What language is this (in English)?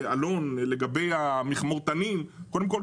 Hebrew